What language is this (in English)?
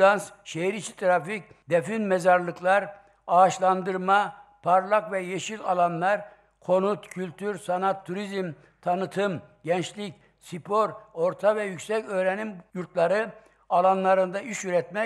Turkish